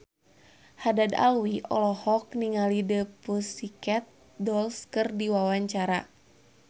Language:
Sundanese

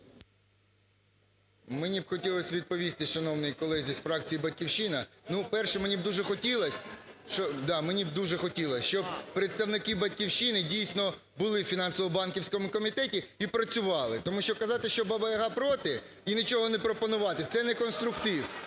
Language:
Ukrainian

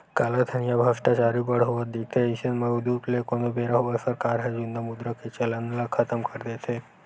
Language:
Chhattisgarhi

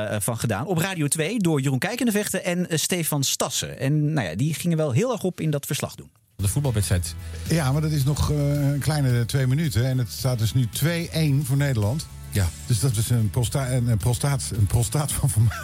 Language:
Dutch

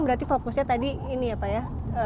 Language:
Indonesian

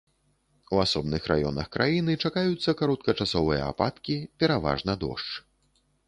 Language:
Belarusian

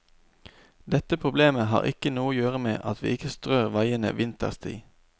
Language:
Norwegian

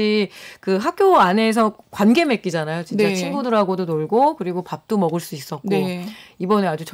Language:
Korean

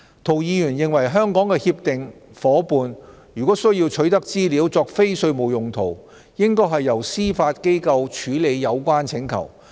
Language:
Cantonese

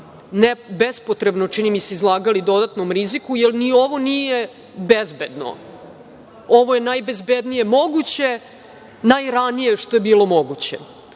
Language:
Serbian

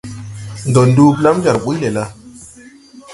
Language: Tupuri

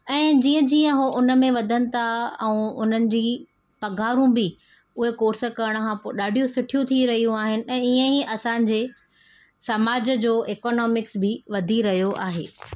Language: Sindhi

